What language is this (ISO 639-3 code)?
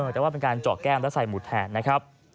tha